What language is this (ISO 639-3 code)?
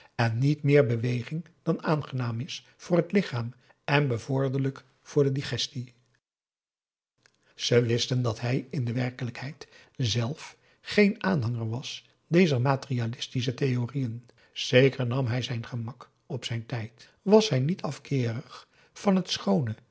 nld